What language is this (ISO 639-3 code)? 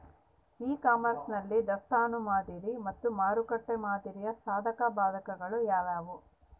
kan